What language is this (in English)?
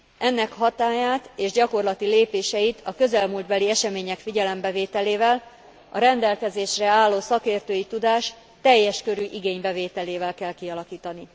Hungarian